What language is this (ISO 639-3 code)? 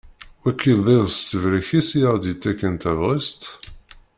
kab